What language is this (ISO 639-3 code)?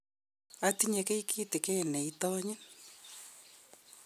kln